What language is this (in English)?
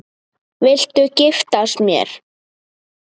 Icelandic